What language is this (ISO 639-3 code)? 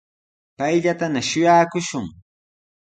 qws